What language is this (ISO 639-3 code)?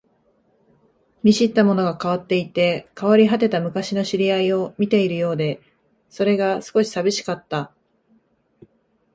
jpn